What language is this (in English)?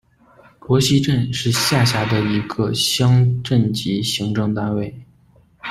Chinese